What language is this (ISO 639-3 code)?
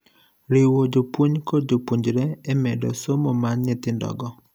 luo